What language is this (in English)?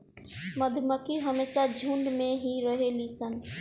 Bhojpuri